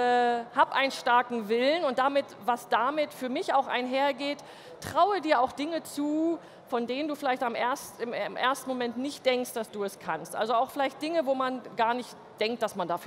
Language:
German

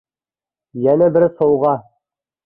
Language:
Uyghur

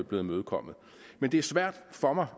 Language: Danish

